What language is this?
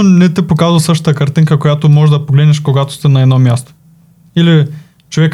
Bulgarian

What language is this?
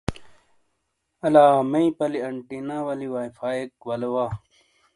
Shina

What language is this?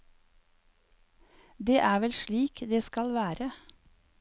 Norwegian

